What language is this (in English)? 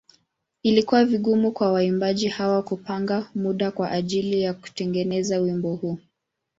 Swahili